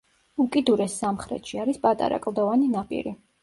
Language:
Georgian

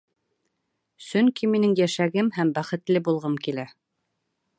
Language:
Bashkir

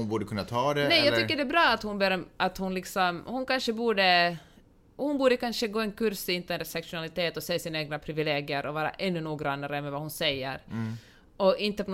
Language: Swedish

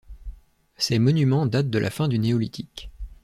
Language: French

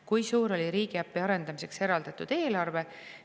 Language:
Estonian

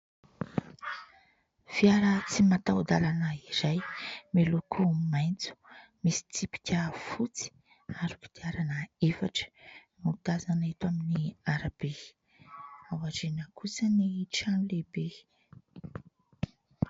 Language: Malagasy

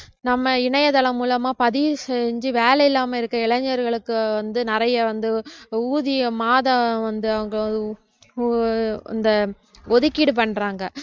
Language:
Tamil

